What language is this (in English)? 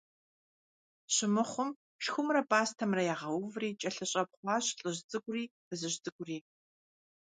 Kabardian